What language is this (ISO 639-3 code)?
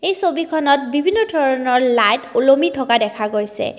asm